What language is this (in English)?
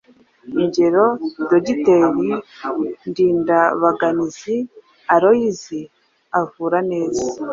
Kinyarwanda